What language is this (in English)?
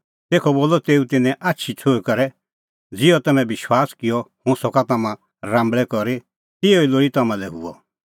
Kullu Pahari